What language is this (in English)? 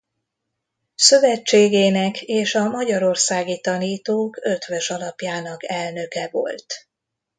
Hungarian